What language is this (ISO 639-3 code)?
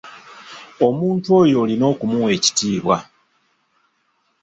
lug